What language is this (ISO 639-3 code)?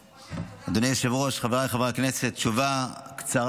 heb